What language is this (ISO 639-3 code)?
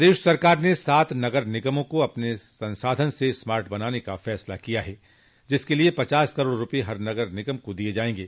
hin